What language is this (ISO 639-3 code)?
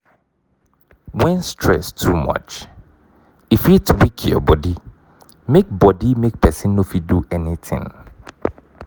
pcm